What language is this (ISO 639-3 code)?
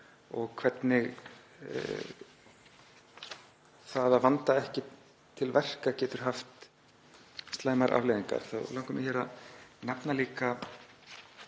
isl